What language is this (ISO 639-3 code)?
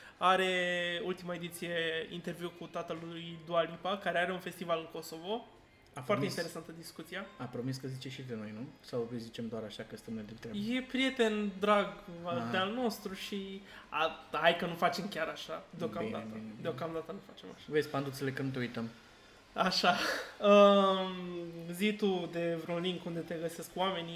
ron